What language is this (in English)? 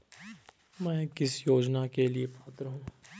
Hindi